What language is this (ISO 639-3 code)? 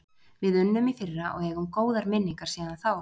isl